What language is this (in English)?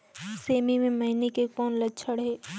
Chhattisgarhi